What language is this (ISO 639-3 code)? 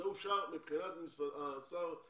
heb